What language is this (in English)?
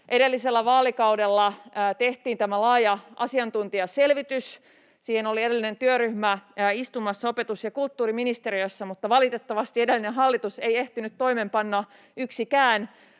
Finnish